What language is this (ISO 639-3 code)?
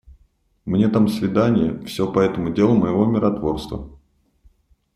rus